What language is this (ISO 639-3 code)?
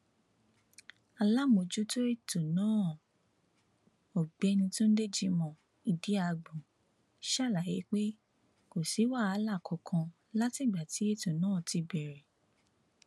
yor